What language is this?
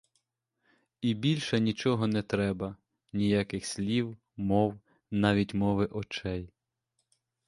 Ukrainian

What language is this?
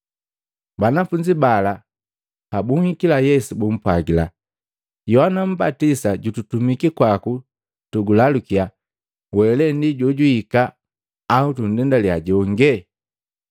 Matengo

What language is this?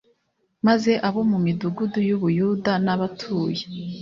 Kinyarwanda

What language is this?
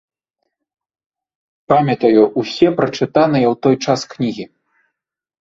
Belarusian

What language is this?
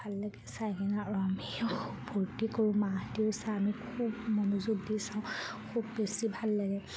Assamese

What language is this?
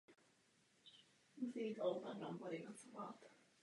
Czech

